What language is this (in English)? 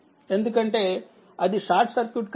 Telugu